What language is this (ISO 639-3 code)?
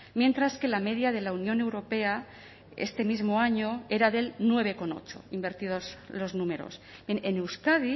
spa